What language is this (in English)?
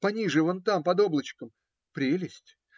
Russian